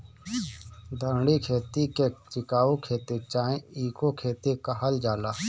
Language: Bhojpuri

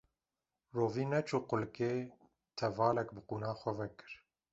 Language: Kurdish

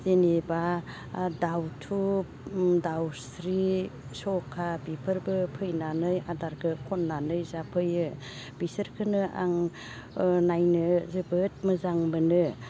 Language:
Bodo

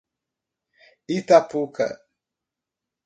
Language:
Portuguese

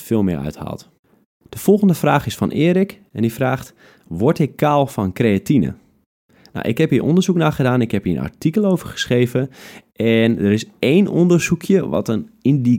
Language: Dutch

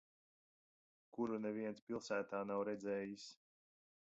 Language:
Latvian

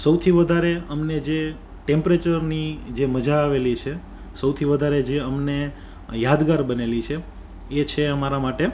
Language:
Gujarati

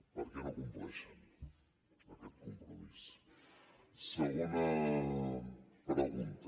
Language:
Catalan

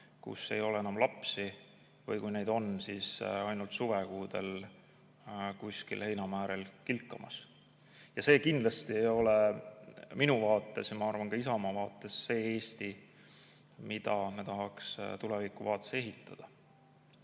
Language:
Estonian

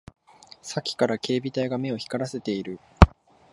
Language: Japanese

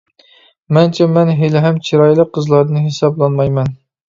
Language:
Uyghur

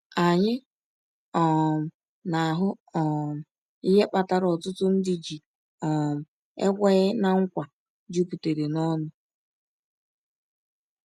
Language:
Igbo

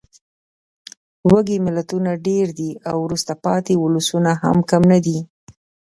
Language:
Pashto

